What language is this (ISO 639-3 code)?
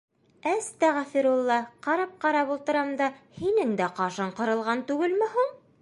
bak